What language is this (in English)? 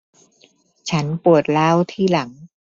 Thai